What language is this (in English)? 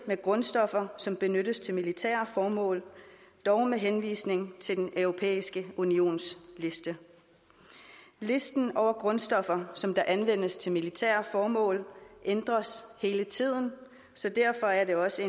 Danish